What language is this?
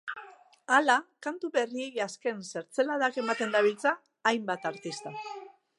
Basque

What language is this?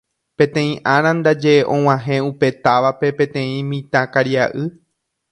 Guarani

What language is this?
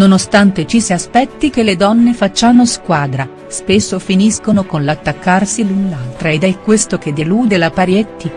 Italian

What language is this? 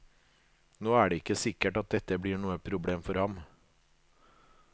Norwegian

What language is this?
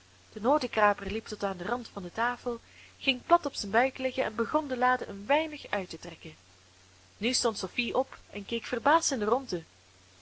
Dutch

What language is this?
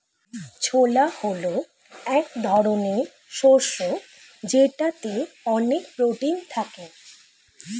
Bangla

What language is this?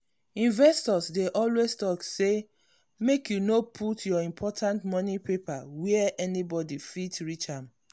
Nigerian Pidgin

